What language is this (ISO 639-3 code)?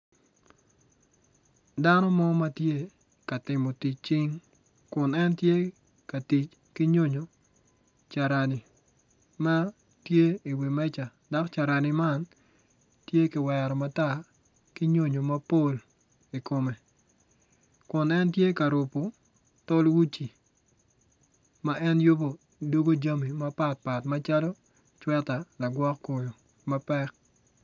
ach